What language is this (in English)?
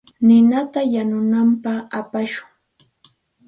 Santa Ana de Tusi Pasco Quechua